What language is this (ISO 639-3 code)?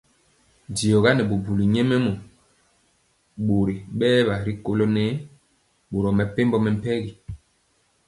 mcx